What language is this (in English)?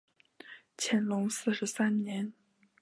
Chinese